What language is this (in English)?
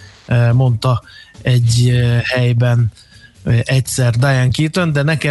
Hungarian